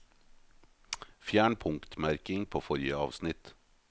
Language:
Norwegian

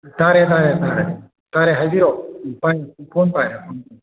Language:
Manipuri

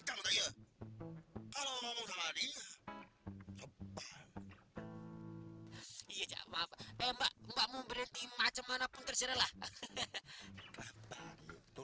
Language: Indonesian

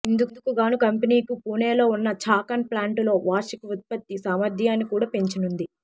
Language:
Telugu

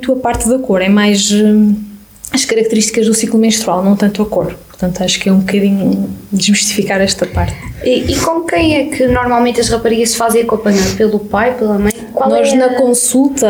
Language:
Portuguese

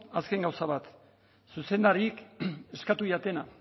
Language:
Basque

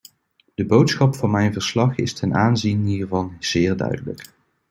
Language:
Dutch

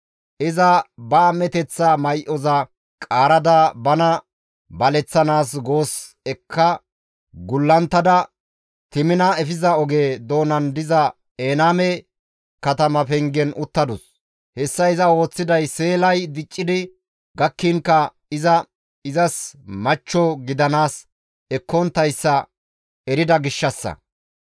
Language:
Gamo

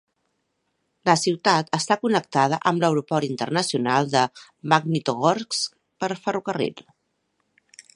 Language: Catalan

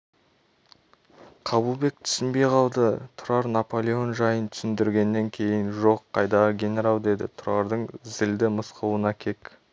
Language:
Kazakh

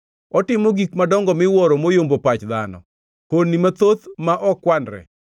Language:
Luo (Kenya and Tanzania)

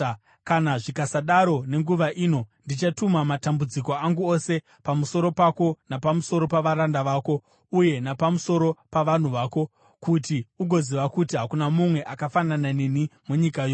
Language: Shona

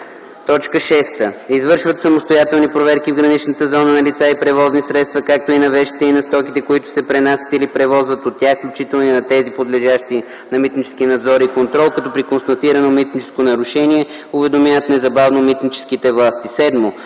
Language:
Bulgarian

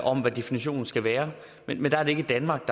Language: Danish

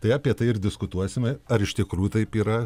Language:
Lithuanian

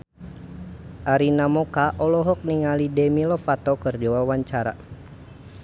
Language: Sundanese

